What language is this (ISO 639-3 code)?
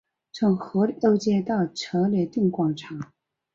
zho